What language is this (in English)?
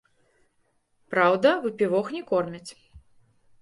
Belarusian